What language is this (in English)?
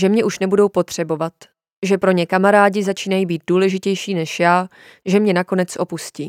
Czech